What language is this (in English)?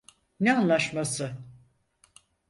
Turkish